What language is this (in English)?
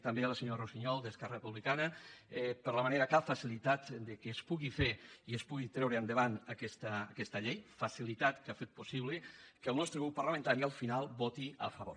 Catalan